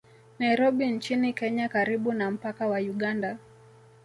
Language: Swahili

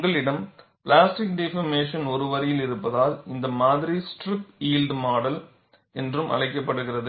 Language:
Tamil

